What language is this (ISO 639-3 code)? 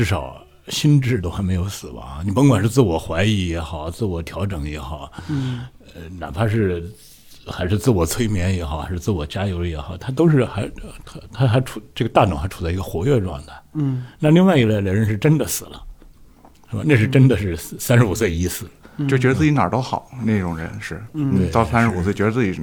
zho